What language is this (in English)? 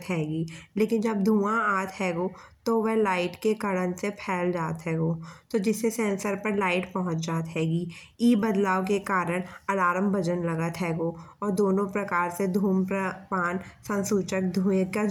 Bundeli